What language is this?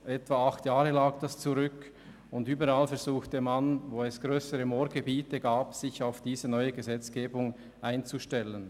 Swiss German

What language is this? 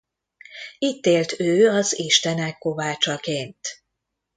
Hungarian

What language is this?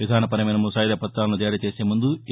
Telugu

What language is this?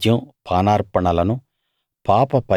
Telugu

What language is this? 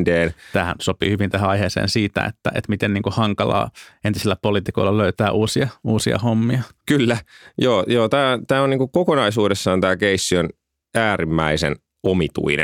Finnish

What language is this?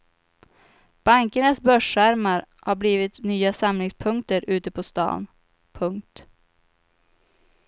Swedish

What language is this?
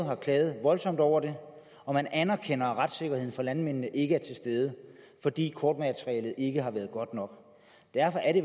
Danish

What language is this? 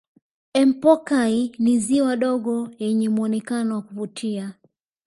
Swahili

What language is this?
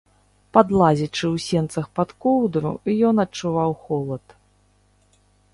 Belarusian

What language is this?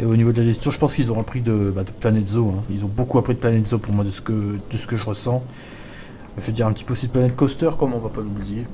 French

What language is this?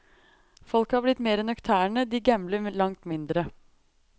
Norwegian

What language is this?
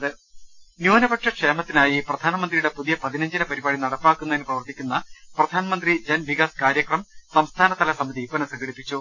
Malayalam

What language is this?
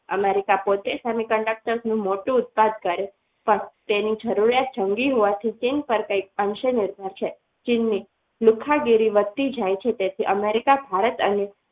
Gujarati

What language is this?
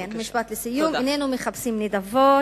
Hebrew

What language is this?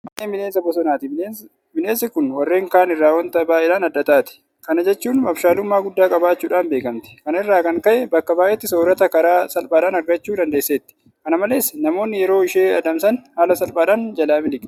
Oromo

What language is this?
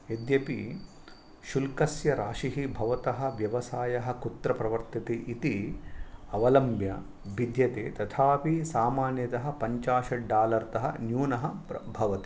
Sanskrit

